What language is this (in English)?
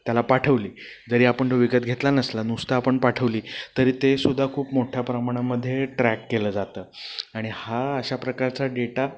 Marathi